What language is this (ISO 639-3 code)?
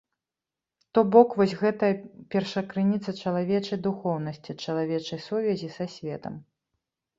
bel